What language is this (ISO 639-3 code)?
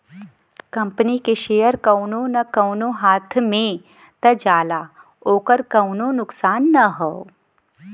bho